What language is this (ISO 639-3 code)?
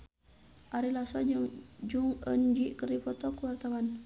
sun